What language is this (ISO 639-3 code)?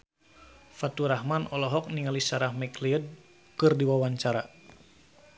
sun